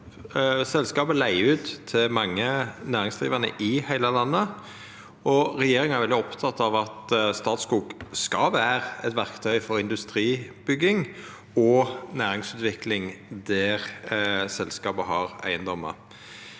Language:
Norwegian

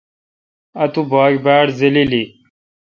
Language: Kalkoti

